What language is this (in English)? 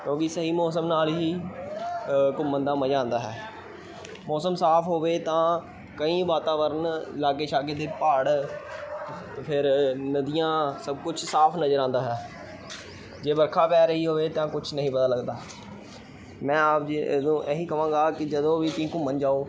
Punjabi